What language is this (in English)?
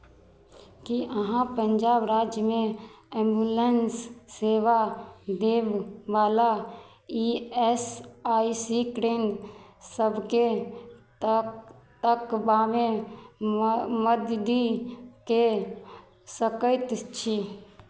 Maithili